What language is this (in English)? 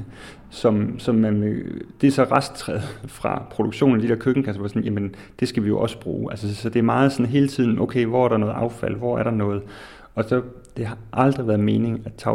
Danish